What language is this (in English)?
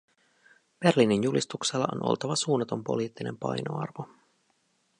Finnish